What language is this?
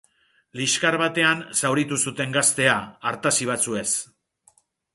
Basque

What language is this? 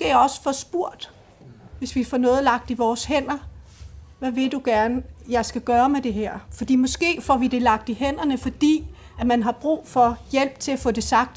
Danish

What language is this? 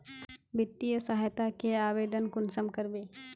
Magahi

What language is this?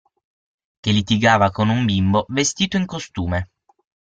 Italian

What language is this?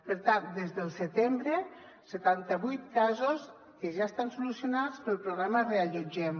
Catalan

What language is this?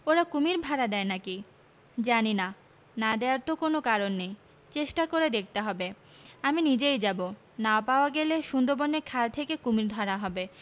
Bangla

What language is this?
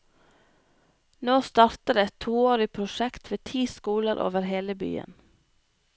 Norwegian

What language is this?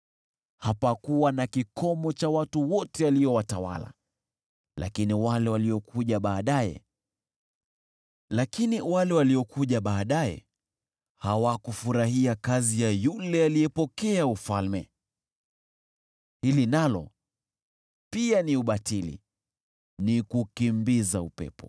Swahili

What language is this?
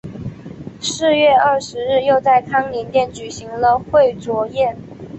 Chinese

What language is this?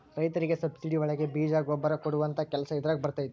Kannada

